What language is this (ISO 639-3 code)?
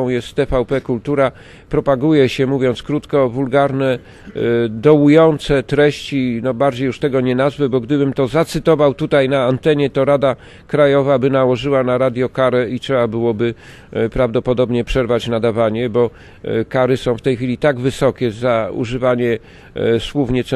pol